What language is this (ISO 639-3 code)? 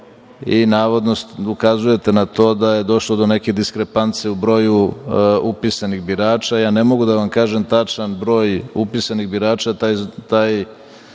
srp